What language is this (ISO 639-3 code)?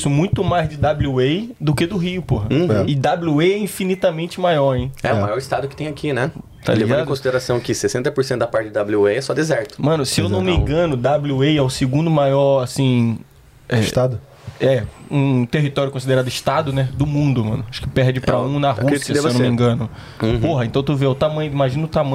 por